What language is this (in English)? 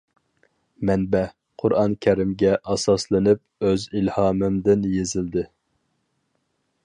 Uyghur